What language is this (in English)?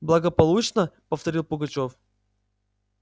Russian